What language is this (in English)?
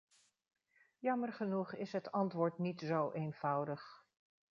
Dutch